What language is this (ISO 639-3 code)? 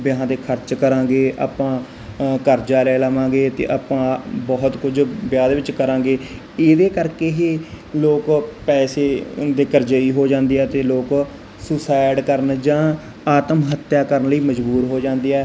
pan